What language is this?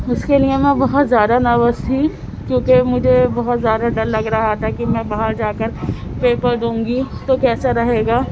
Urdu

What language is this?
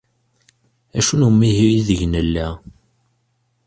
Kabyle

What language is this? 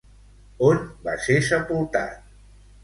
Catalan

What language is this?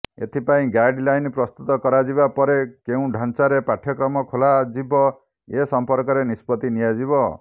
Odia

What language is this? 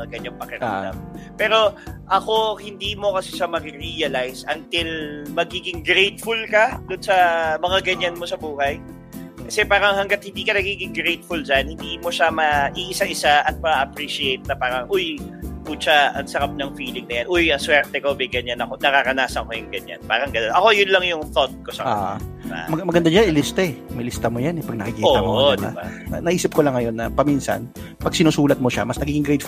Filipino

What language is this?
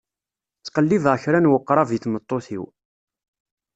Kabyle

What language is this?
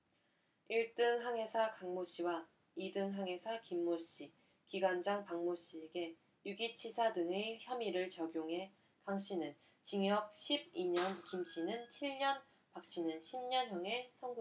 Korean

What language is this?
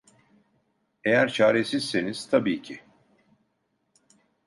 Turkish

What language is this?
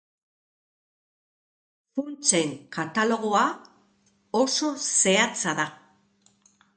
Basque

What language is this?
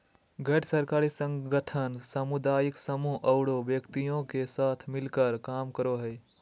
Magahi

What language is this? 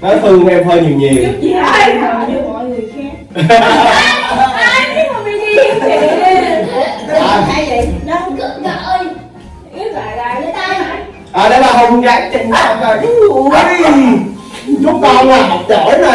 Vietnamese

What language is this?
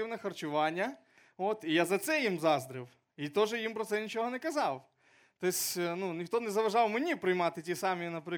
Ukrainian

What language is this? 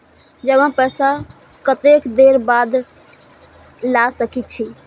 Maithili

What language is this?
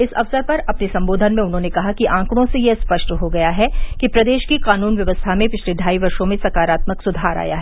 Hindi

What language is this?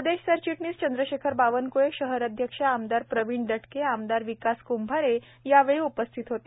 Marathi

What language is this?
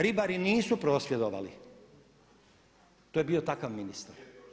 Croatian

